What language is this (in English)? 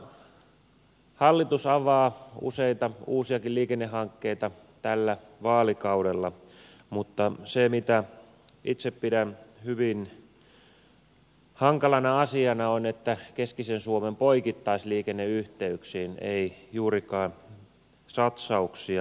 Finnish